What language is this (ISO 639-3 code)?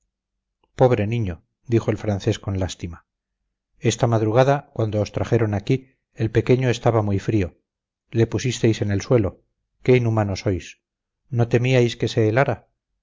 spa